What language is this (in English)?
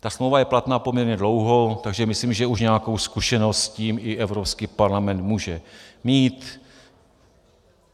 Czech